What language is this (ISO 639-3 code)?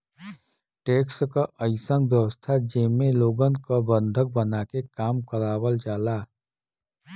bho